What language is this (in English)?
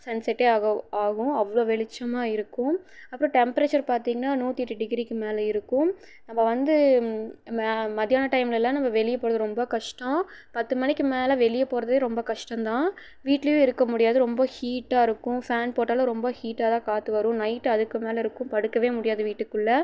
Tamil